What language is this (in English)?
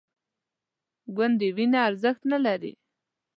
Pashto